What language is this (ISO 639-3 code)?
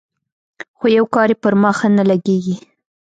pus